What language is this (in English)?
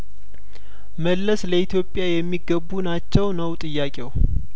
Amharic